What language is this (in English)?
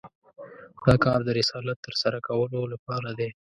Pashto